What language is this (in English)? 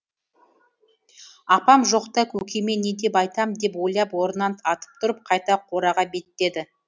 Kazakh